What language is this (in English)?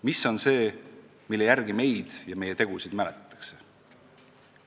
Estonian